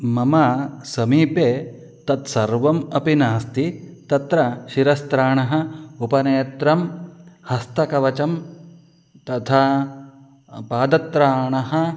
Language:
Sanskrit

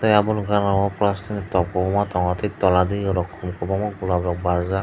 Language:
Kok Borok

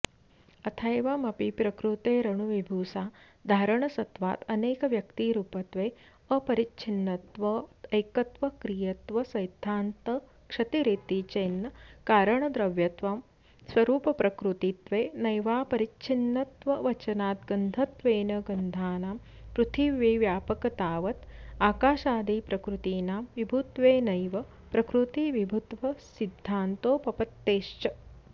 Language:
Sanskrit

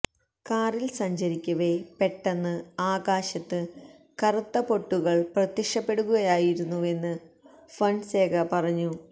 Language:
Malayalam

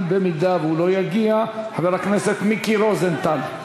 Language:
Hebrew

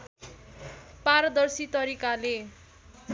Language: Nepali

